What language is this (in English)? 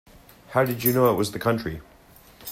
English